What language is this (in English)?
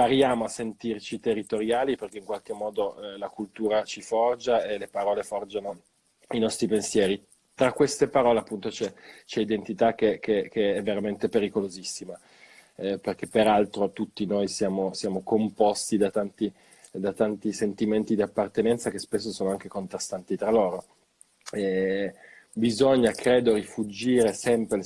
Italian